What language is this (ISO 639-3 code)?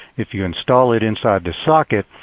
eng